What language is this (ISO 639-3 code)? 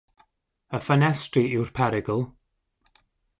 cym